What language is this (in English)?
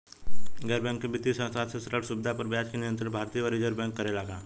Bhojpuri